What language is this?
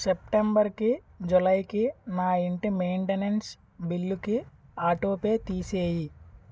Telugu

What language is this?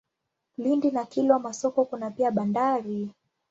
Swahili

